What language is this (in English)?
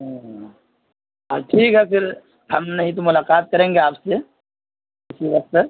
Urdu